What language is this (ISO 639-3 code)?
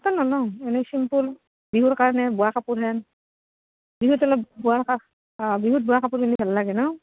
asm